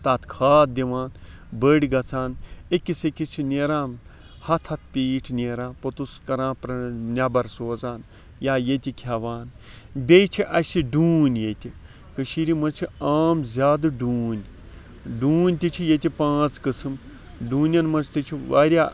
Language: Kashmiri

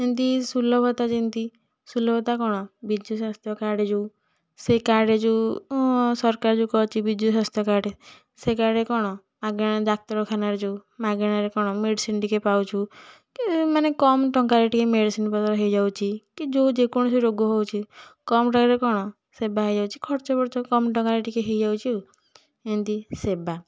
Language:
Odia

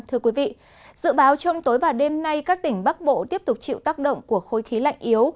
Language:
Vietnamese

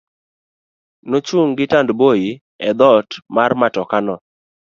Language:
Luo (Kenya and Tanzania)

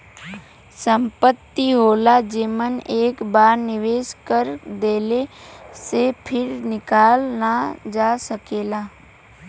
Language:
Bhojpuri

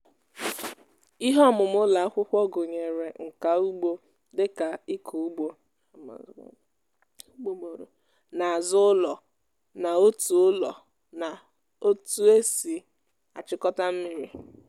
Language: Igbo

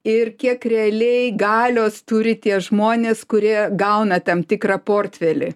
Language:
Lithuanian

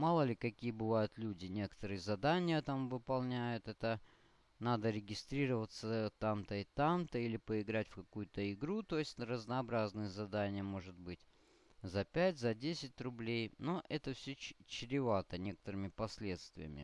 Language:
Russian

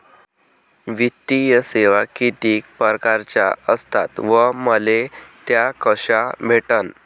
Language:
Marathi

